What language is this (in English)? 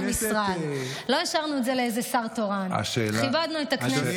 Hebrew